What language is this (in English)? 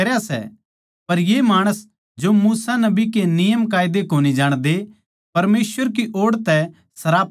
Haryanvi